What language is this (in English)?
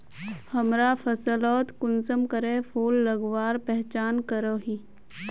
Magahi